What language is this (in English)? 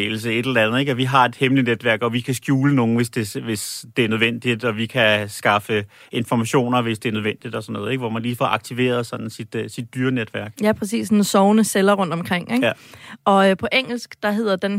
Danish